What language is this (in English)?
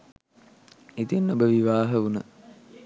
Sinhala